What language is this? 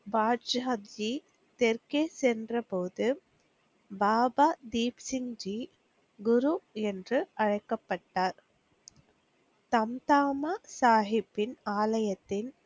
Tamil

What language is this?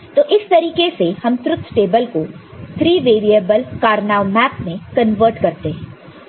Hindi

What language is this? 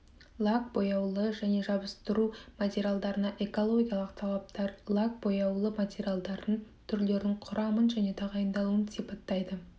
Kazakh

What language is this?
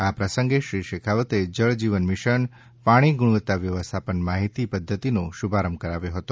Gujarati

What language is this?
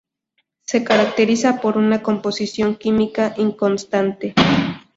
Spanish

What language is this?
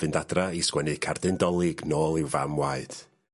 Welsh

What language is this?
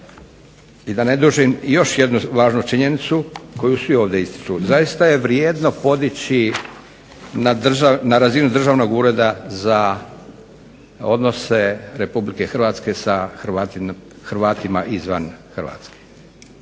Croatian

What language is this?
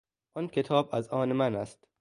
Persian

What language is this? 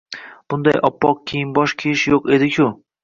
Uzbek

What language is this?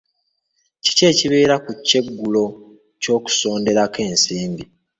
Ganda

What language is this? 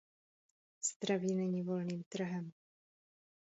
Czech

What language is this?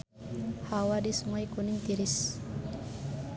Sundanese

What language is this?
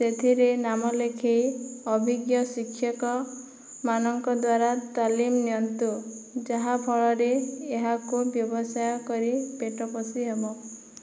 Odia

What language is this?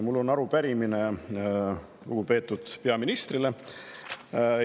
Estonian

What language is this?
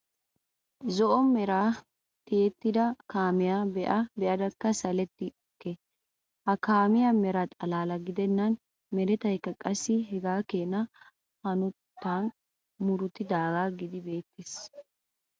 Wolaytta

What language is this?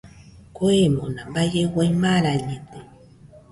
Nüpode Huitoto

